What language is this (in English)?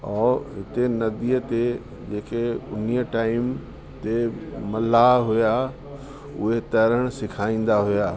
Sindhi